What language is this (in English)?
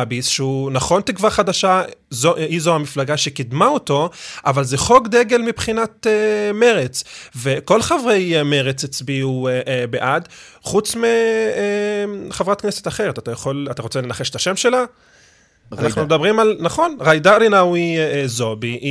Hebrew